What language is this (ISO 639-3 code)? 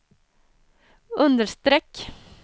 swe